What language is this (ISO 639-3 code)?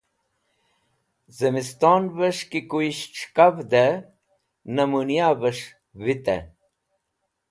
wbl